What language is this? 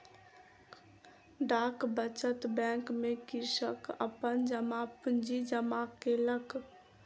Maithili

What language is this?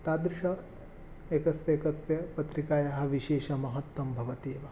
Sanskrit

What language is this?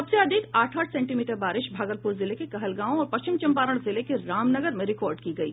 Hindi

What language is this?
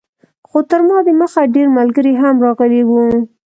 Pashto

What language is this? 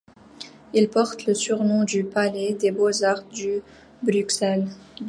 French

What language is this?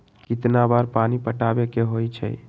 Magahi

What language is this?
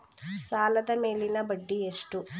Kannada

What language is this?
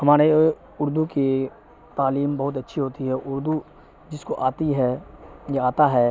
Urdu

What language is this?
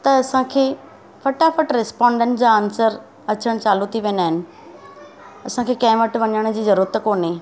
Sindhi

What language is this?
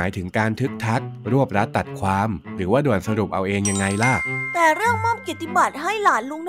Thai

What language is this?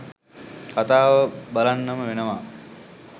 Sinhala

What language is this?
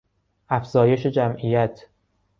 Persian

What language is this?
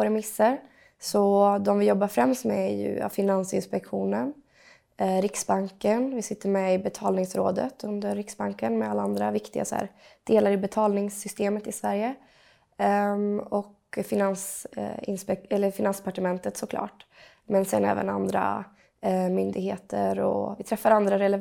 Swedish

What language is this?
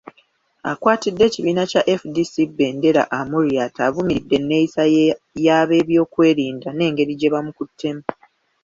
Ganda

